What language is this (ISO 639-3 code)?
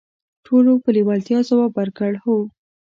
pus